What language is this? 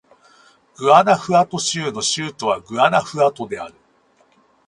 Japanese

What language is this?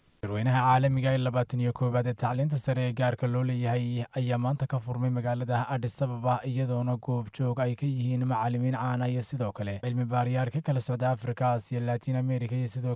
Arabic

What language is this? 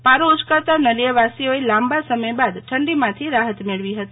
Gujarati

